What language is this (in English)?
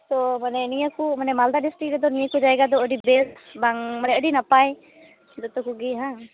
Santali